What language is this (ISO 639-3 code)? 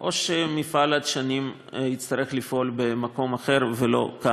heb